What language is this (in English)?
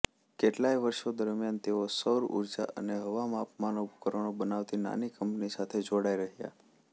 Gujarati